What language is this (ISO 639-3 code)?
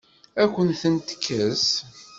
kab